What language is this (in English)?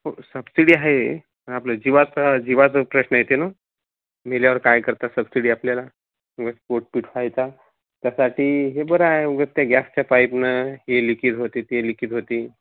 Marathi